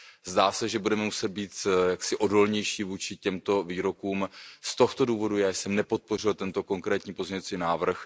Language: Czech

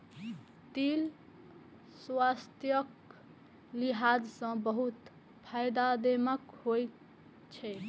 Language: Maithili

